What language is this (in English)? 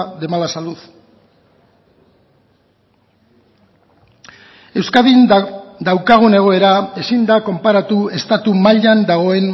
Basque